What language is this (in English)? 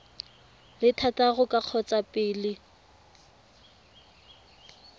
Tswana